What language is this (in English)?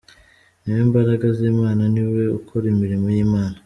Kinyarwanda